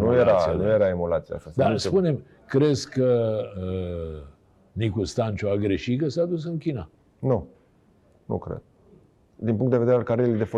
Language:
Romanian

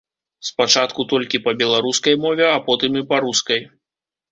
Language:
Belarusian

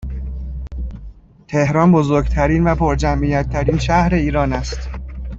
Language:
Persian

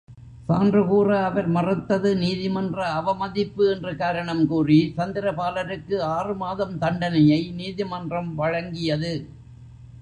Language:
Tamil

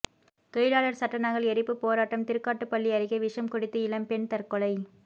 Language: Tamil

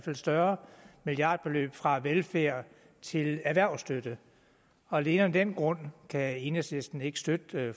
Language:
Danish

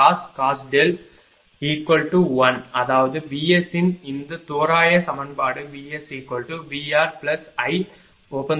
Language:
Tamil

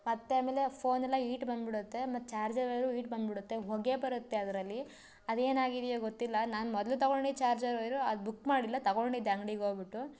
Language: Kannada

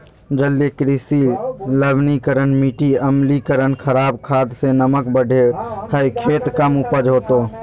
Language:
Magahi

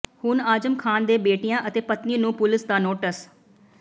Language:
Punjabi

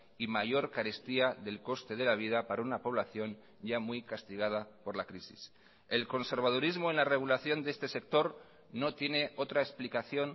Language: Spanish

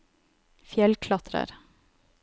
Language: Norwegian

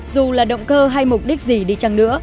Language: Vietnamese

